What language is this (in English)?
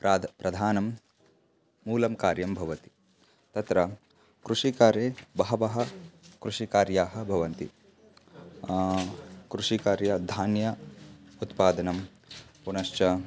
Sanskrit